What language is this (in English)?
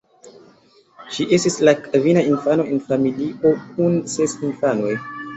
Esperanto